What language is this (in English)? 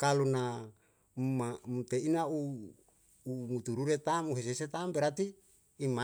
Yalahatan